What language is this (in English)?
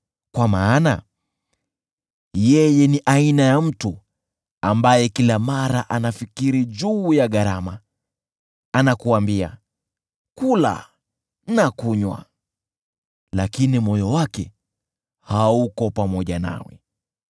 Swahili